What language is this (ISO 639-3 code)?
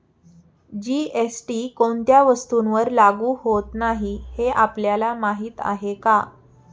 mar